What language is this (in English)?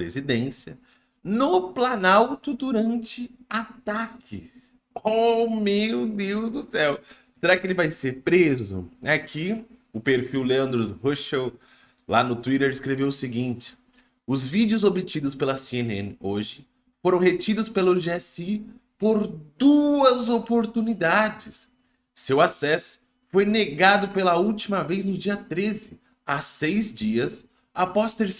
Portuguese